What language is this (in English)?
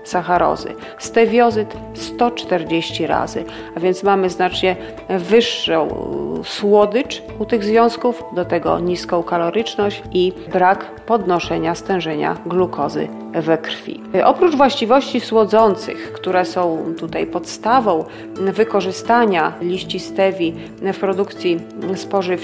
Polish